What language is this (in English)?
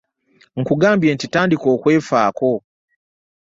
Ganda